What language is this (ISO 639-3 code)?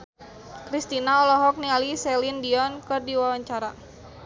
sun